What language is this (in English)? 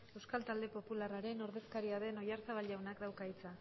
Basque